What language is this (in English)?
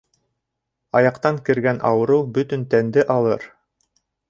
Bashkir